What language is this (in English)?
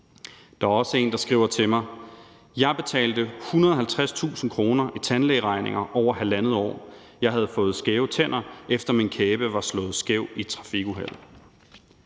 Danish